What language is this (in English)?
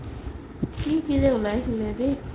Assamese